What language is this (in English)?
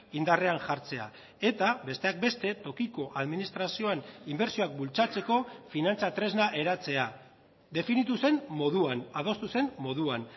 Basque